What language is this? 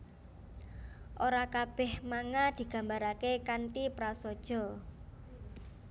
Javanese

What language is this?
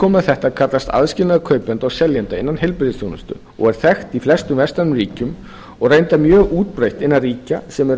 Icelandic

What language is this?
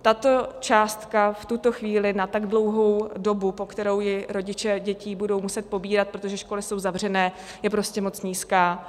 Czech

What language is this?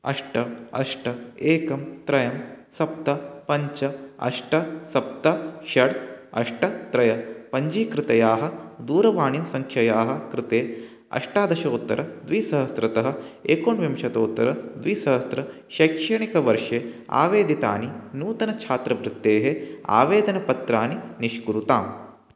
Sanskrit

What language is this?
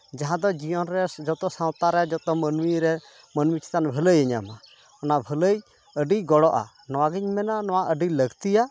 Santali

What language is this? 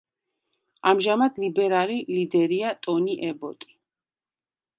Georgian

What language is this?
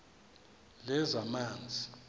Xhosa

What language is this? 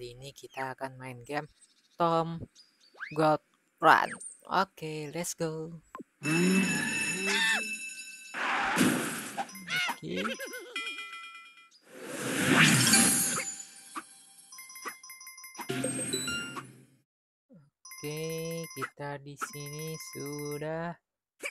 Indonesian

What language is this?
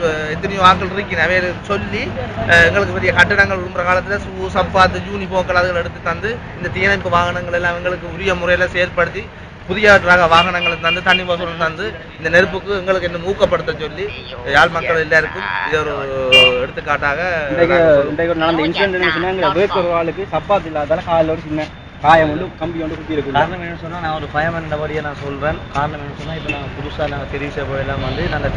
Arabic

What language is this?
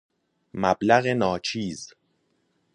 Persian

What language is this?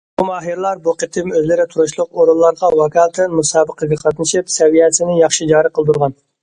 Uyghur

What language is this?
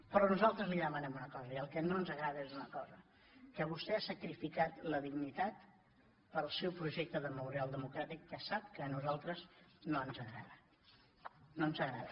Catalan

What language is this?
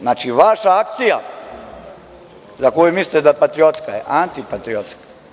Serbian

